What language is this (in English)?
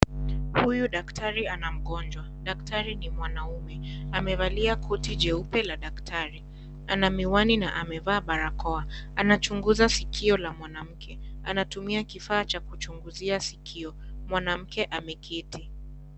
Swahili